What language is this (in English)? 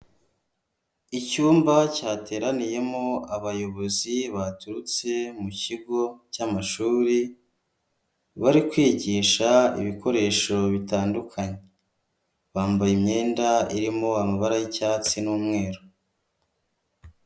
Kinyarwanda